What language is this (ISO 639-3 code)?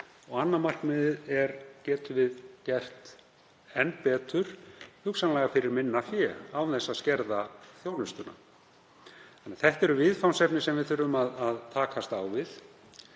isl